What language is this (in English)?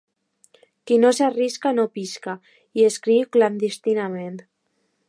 Catalan